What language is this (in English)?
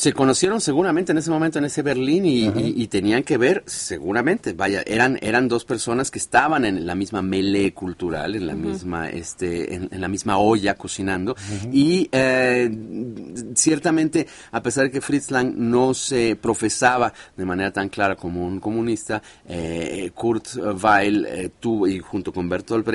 Spanish